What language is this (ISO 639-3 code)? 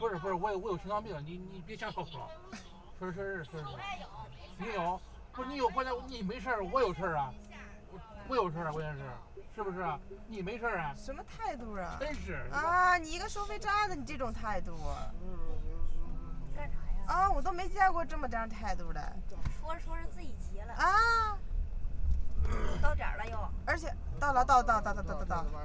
zho